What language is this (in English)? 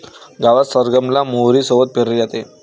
Marathi